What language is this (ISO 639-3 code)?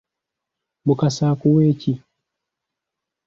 lug